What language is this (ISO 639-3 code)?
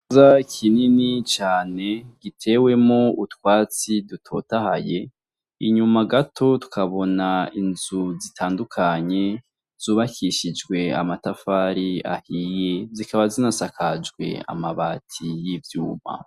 run